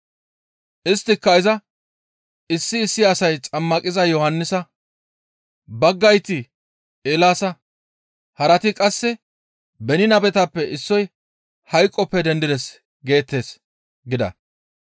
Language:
Gamo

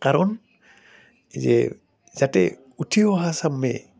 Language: Assamese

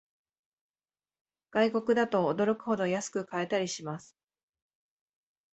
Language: Japanese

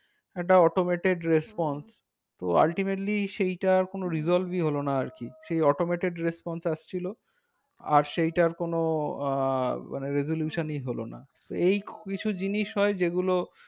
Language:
Bangla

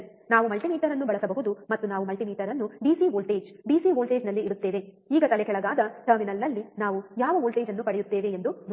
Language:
Kannada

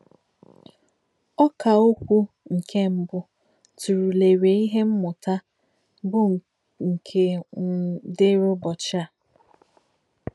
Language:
Igbo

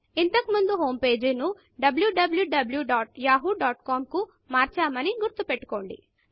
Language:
Telugu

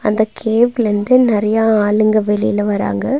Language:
Tamil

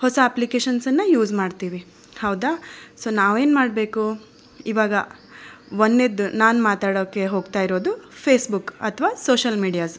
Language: Kannada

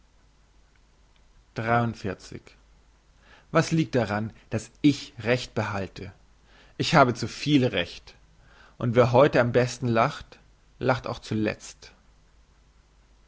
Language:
German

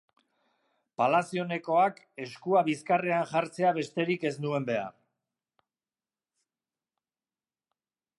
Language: Basque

